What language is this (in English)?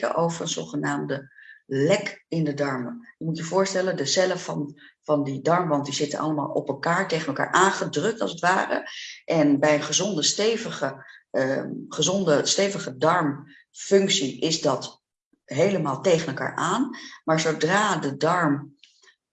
Dutch